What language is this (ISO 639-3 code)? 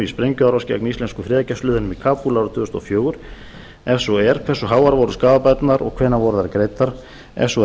isl